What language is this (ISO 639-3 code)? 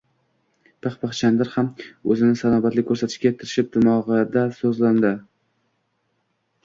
uzb